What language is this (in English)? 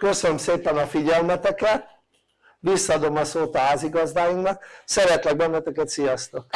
Hungarian